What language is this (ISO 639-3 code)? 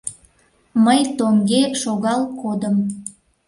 chm